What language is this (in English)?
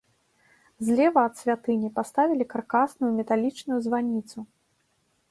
Belarusian